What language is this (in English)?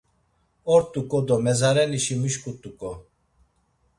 Laz